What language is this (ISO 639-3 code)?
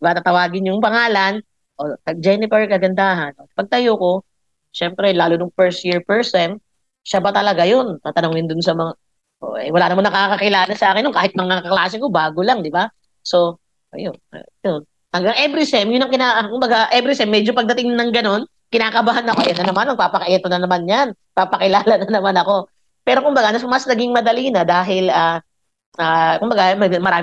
fil